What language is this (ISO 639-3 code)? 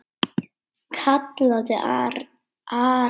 isl